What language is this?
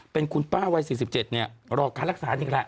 Thai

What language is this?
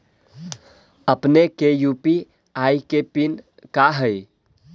Magahi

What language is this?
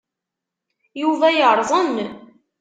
Kabyle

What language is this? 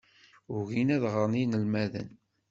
Kabyle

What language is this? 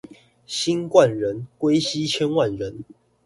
Chinese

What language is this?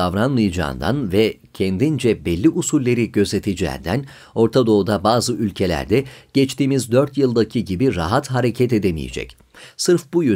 Turkish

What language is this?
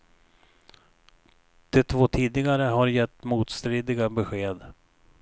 Swedish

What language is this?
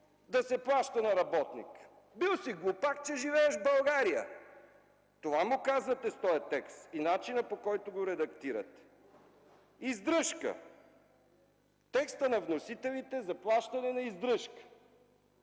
Bulgarian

